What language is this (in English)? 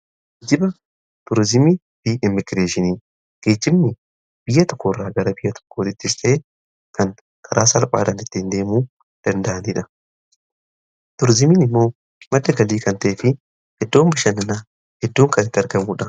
Oromo